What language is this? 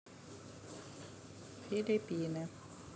Russian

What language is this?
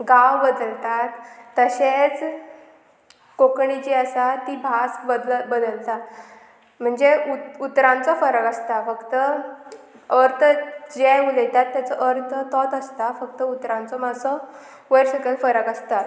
Konkani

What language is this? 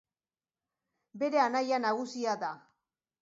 Basque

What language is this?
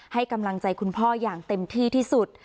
Thai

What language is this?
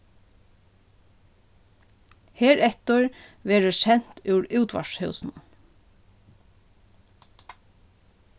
Faroese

